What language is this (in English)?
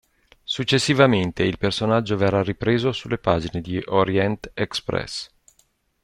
Italian